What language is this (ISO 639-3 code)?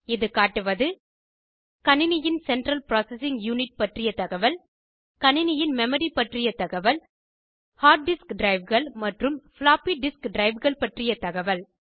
tam